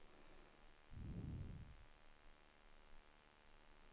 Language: Swedish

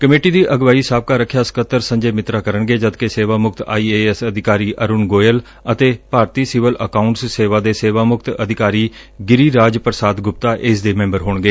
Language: Punjabi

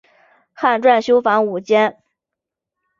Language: Chinese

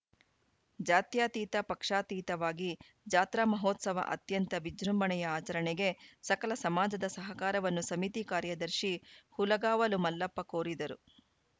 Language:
Kannada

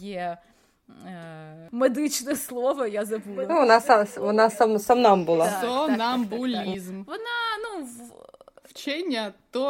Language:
Ukrainian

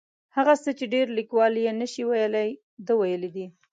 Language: Pashto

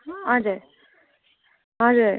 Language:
Nepali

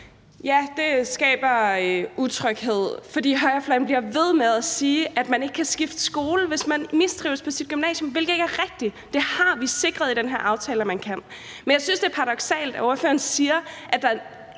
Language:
Danish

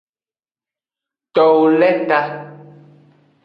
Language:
Aja (Benin)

